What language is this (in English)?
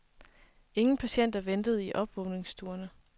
Danish